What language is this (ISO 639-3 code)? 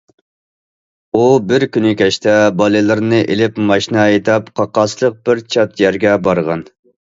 uig